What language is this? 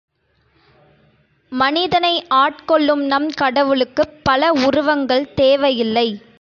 Tamil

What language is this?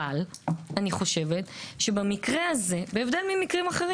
Hebrew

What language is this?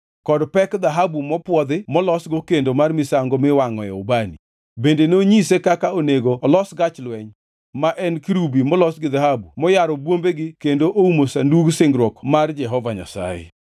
Luo (Kenya and Tanzania)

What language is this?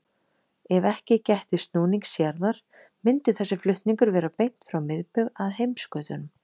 Icelandic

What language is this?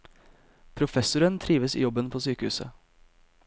Norwegian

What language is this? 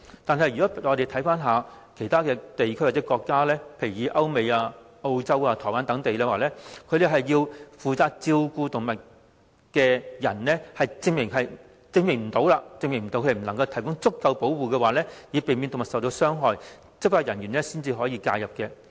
Cantonese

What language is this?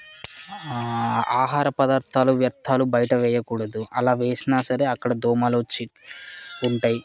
Telugu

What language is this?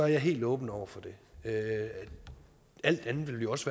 Danish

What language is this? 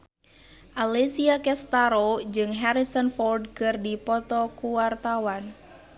Sundanese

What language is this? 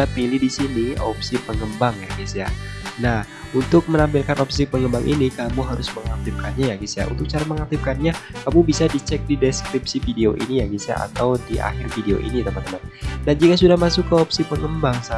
Indonesian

